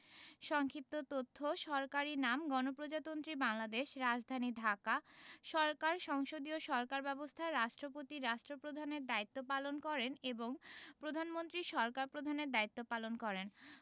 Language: Bangla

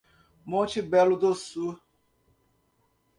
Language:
Portuguese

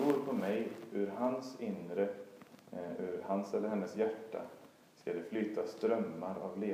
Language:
Swedish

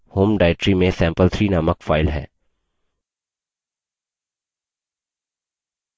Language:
Hindi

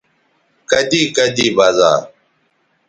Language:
Bateri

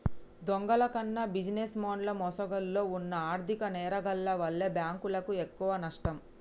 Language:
Telugu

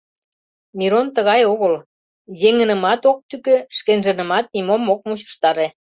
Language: Mari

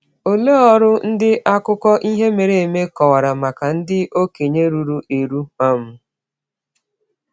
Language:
Igbo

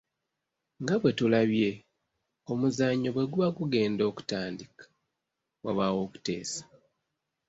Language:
Ganda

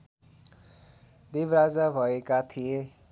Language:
Nepali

